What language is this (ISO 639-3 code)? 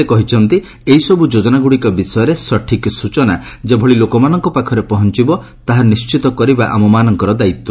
ori